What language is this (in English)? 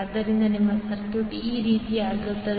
Kannada